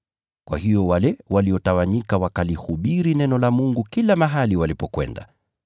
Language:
Swahili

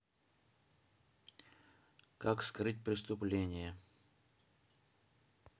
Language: Russian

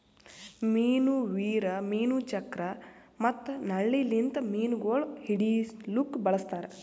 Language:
Kannada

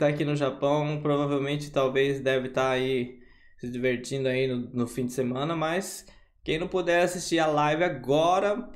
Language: Portuguese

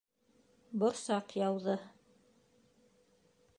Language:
Bashkir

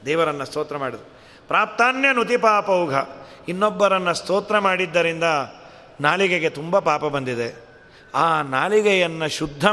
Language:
Kannada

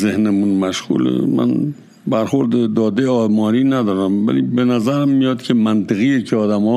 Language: Persian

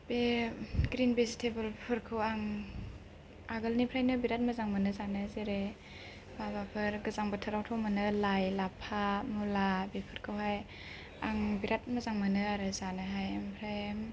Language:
Bodo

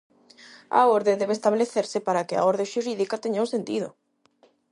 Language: Galician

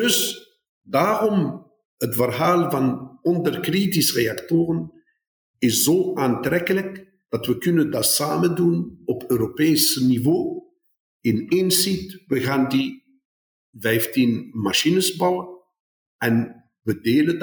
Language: Dutch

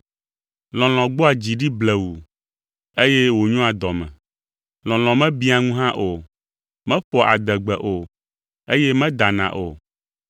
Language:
Ewe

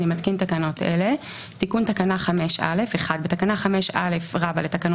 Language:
Hebrew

